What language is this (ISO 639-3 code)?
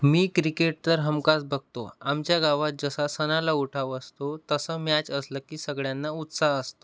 mar